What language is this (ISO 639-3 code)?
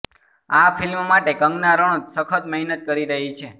guj